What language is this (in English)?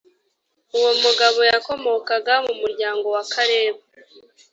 Kinyarwanda